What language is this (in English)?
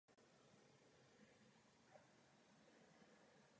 Czech